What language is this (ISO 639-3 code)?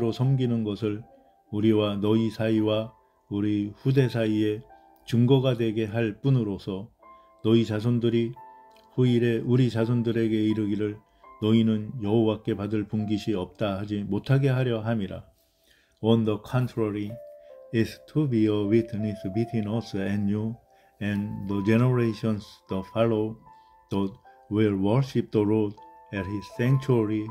kor